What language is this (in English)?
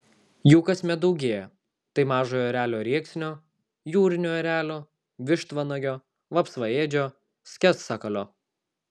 Lithuanian